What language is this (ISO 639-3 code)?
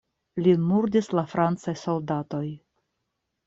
epo